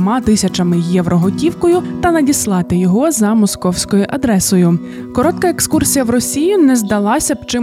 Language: Ukrainian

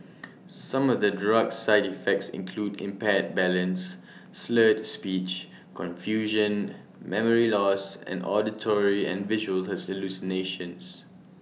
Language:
English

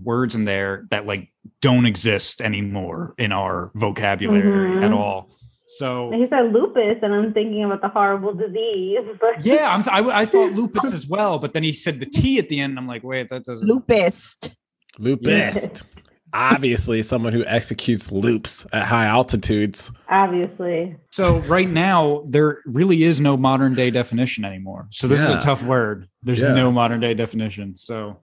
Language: English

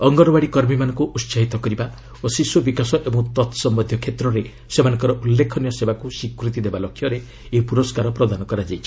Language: Odia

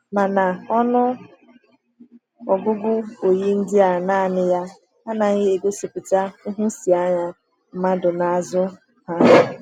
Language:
Igbo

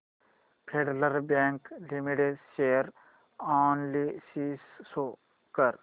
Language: Marathi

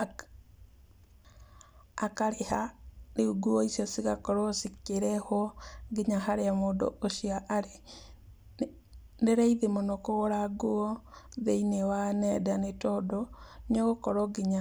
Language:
Kikuyu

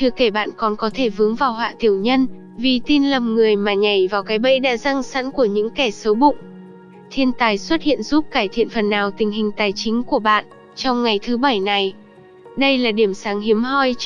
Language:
Vietnamese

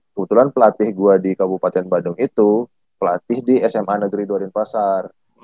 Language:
Indonesian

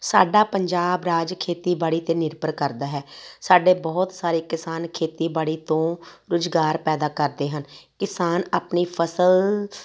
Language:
Punjabi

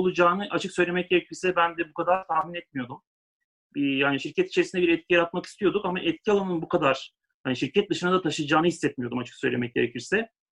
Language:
Turkish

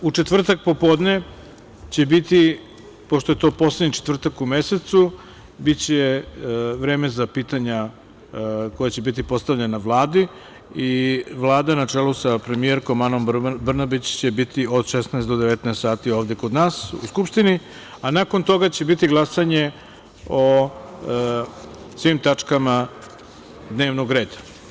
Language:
Serbian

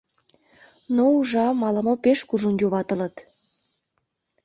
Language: Mari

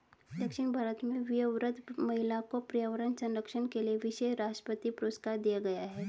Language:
Hindi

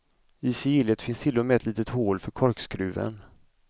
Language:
Swedish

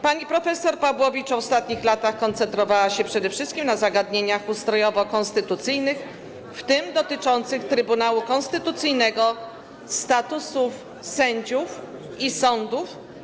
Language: Polish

